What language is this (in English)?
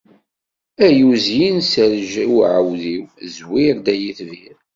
Kabyle